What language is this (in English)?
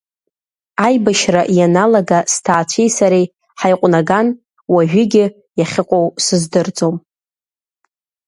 Abkhazian